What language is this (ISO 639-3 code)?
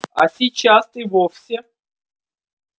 rus